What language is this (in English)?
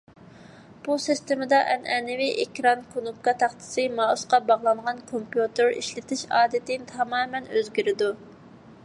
Uyghur